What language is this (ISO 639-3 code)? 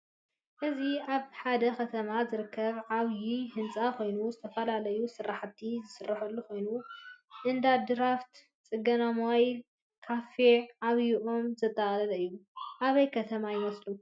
tir